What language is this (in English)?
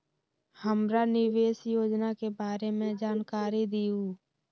Magahi